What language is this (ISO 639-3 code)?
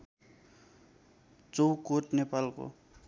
nep